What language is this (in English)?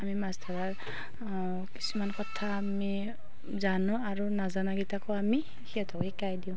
Assamese